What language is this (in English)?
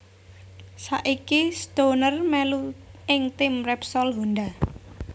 Javanese